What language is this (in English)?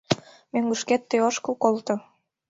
Mari